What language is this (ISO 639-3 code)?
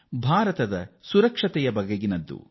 kan